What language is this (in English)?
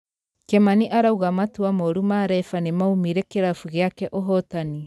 Kikuyu